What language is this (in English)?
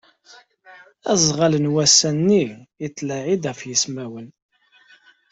Kabyle